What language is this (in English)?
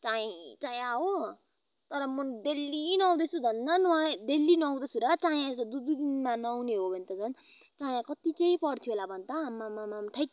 Nepali